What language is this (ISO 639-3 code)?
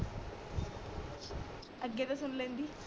pan